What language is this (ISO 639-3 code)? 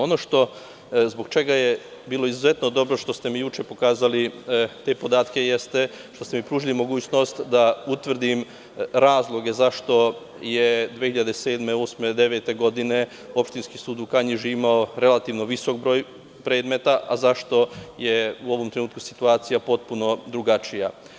srp